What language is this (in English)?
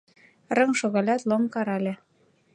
Mari